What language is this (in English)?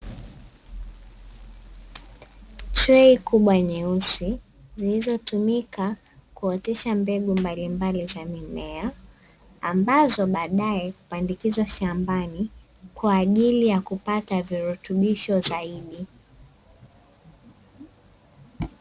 Swahili